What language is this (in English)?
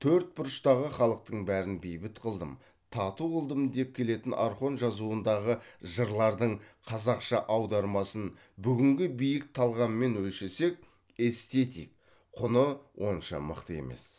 Kazakh